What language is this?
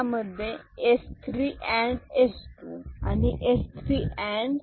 Marathi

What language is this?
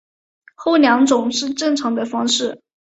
Chinese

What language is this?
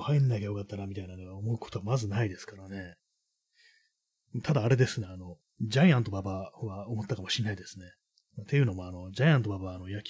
Japanese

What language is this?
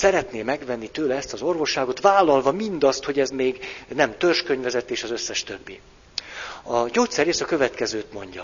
Hungarian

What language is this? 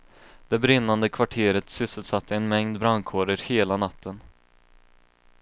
Swedish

